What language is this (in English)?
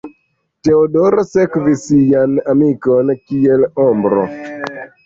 Esperanto